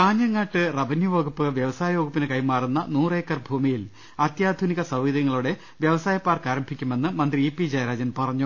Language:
Malayalam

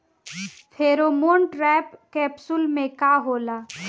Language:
Bhojpuri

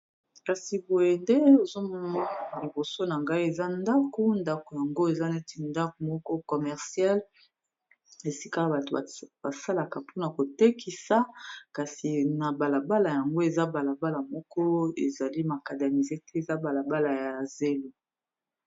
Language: Lingala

